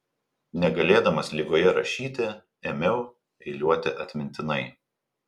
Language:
Lithuanian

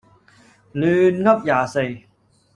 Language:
Cantonese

